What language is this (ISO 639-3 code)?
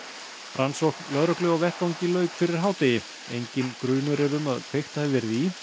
isl